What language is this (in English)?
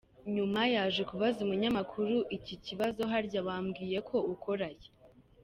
Kinyarwanda